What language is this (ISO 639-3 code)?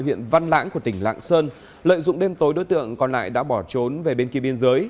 vie